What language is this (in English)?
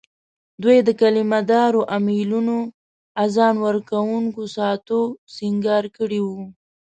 Pashto